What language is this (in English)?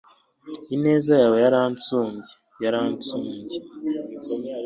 Kinyarwanda